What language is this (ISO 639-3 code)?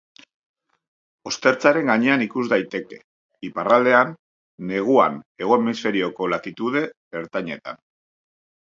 eus